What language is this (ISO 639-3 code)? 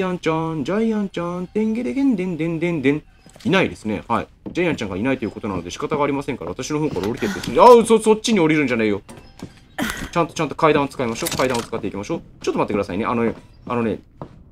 jpn